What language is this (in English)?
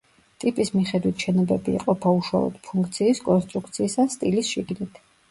Georgian